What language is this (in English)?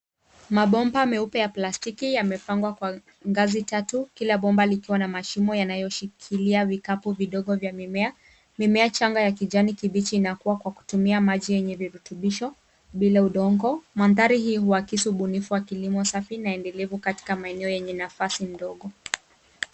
Swahili